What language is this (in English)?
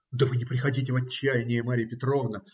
Russian